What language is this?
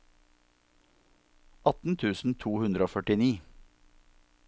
Norwegian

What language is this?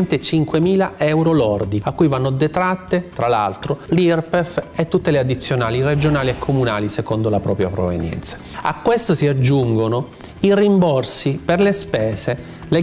Italian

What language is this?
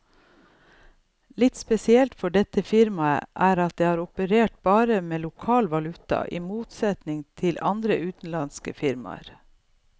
Norwegian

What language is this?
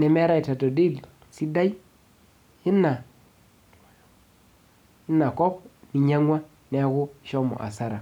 Masai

